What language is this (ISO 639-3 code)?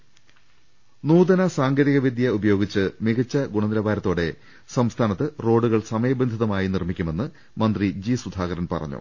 mal